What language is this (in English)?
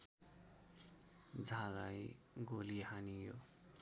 Nepali